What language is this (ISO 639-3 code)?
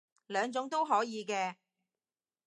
yue